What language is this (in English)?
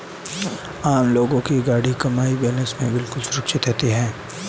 Hindi